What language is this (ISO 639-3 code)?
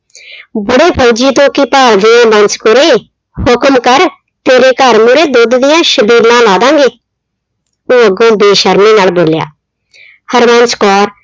pan